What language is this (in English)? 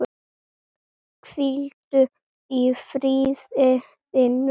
Icelandic